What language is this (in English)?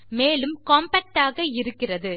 Tamil